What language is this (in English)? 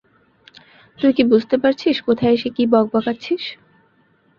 Bangla